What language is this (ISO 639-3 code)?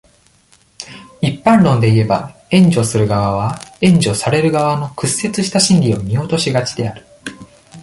jpn